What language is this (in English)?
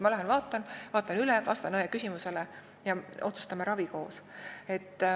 Estonian